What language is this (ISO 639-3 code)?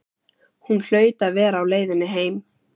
isl